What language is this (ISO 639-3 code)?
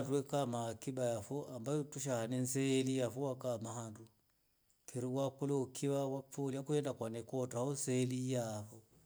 rof